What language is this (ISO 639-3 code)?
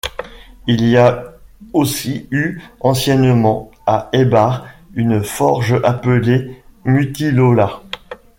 fra